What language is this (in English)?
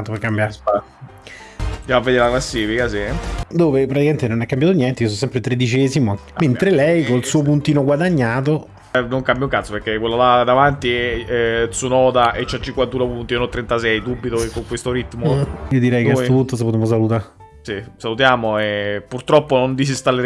Italian